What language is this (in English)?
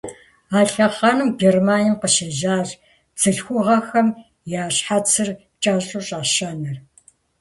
Kabardian